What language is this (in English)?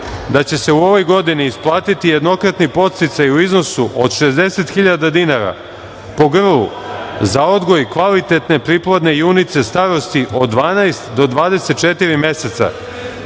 Serbian